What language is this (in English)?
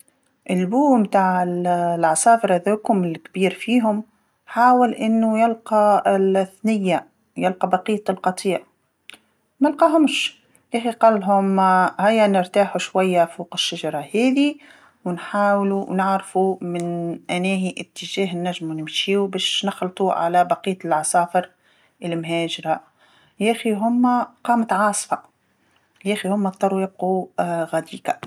Tunisian Arabic